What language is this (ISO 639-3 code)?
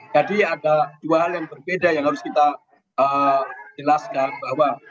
ind